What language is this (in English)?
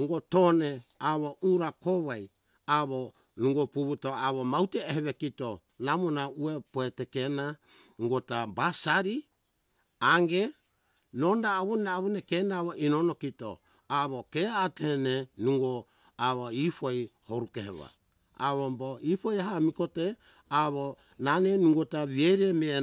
Hunjara-Kaina Ke